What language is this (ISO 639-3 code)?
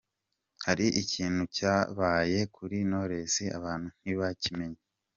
kin